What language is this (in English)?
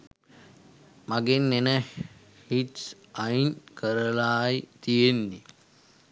Sinhala